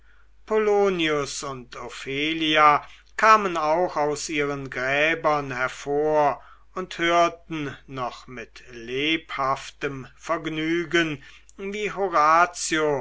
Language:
German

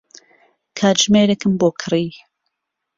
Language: Central Kurdish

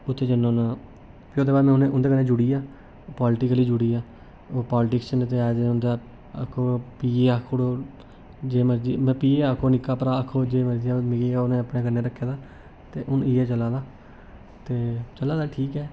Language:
Dogri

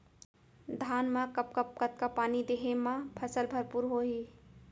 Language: Chhattisgarhi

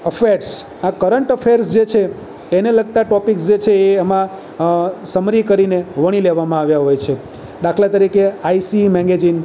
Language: Gujarati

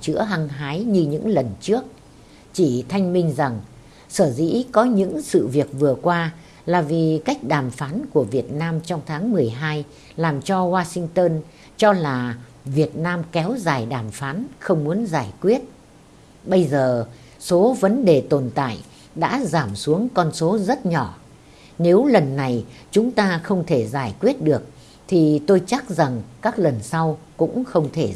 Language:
Vietnamese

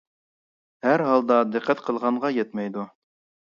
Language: Uyghur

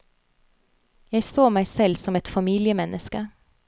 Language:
Norwegian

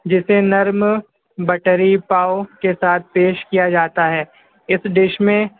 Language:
Urdu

